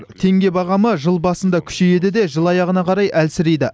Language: Kazakh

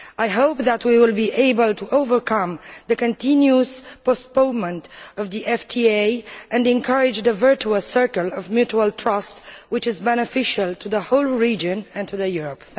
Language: English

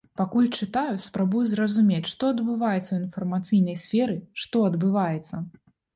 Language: Belarusian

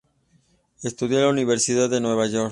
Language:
Spanish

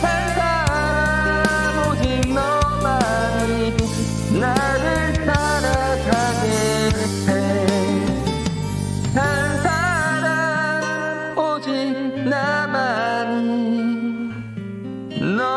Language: Korean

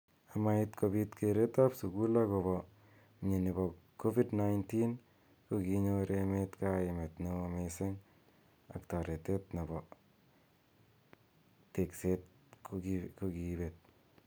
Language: Kalenjin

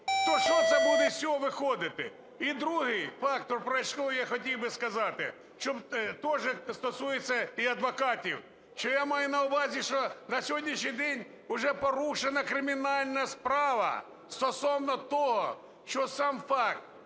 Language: Ukrainian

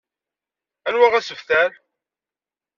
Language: Kabyle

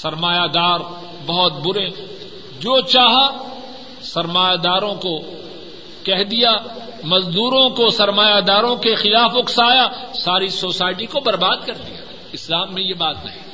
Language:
Urdu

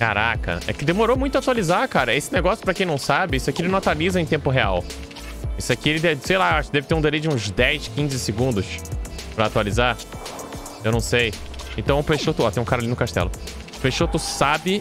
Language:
Portuguese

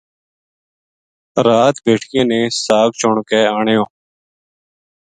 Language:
Gujari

